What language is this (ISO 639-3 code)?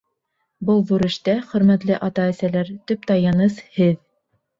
bak